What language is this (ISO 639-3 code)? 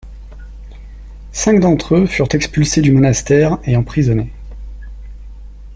fra